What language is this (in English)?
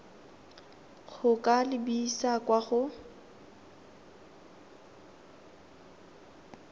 Tswana